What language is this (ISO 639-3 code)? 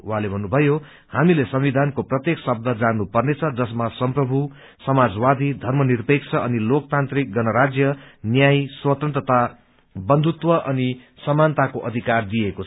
nep